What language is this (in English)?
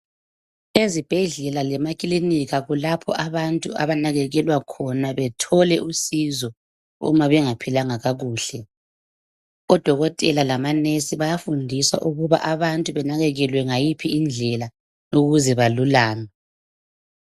North Ndebele